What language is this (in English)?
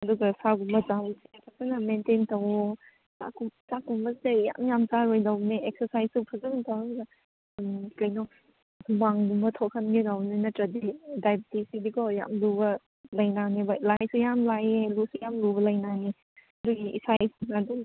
Manipuri